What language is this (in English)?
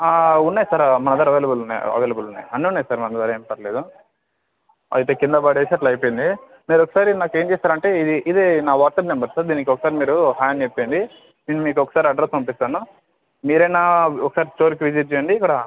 Telugu